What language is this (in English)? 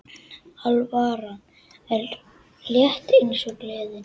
Icelandic